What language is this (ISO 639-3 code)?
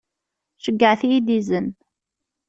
kab